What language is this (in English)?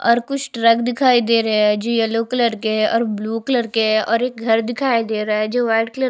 Hindi